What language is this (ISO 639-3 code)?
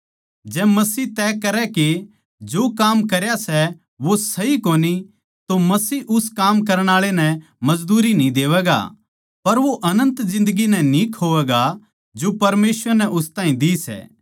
bgc